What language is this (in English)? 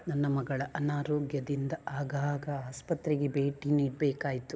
Kannada